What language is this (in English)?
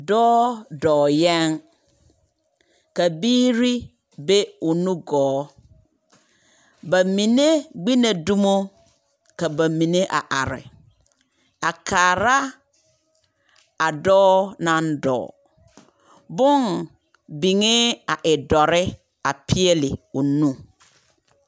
Southern Dagaare